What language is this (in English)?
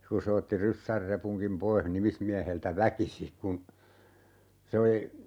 Finnish